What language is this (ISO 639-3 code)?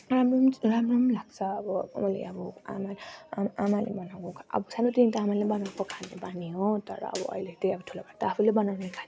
nep